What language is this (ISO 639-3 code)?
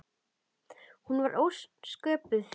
isl